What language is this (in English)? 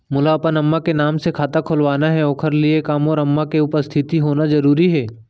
Chhattisgarhi